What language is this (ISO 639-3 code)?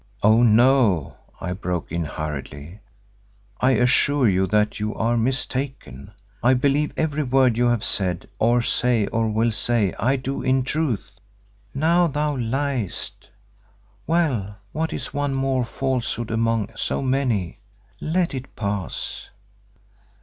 eng